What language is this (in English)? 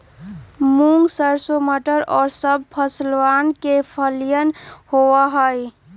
Magahi